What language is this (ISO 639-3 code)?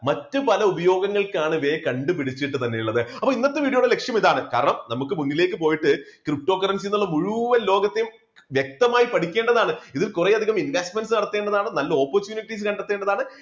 mal